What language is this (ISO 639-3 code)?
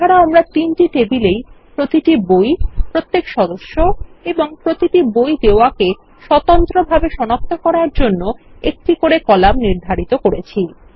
ben